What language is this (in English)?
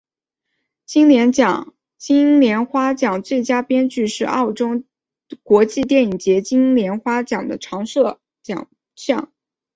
Chinese